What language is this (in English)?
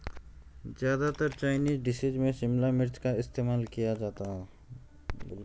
Hindi